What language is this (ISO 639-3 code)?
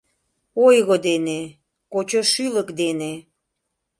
chm